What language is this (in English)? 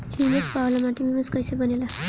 Bhojpuri